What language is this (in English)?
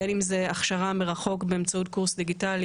Hebrew